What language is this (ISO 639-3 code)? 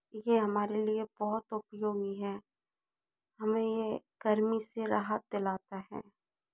hin